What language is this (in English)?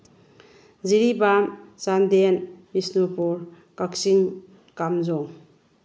Manipuri